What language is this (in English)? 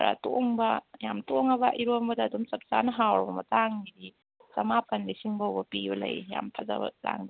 Manipuri